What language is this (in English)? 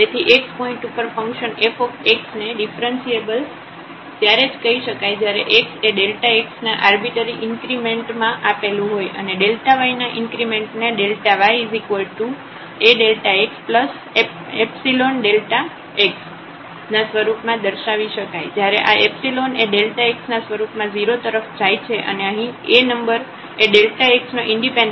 Gujarati